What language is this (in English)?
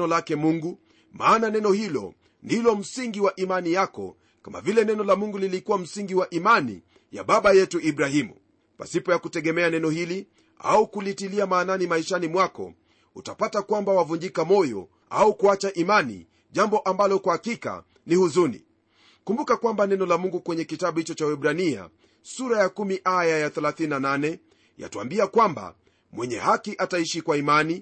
Swahili